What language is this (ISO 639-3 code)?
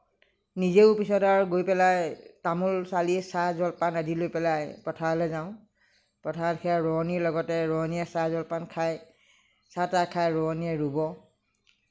asm